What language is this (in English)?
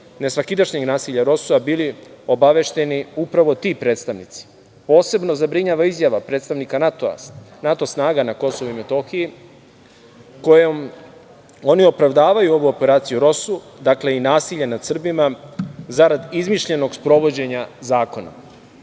Serbian